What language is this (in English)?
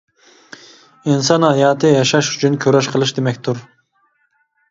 Uyghur